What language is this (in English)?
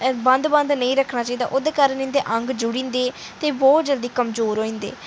Dogri